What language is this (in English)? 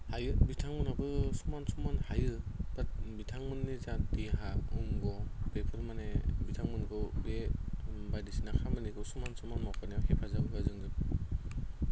Bodo